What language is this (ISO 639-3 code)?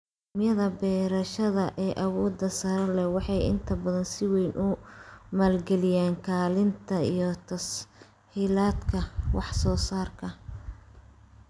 som